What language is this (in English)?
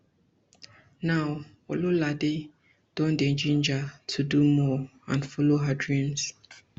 Nigerian Pidgin